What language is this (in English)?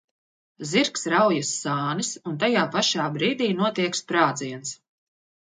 Latvian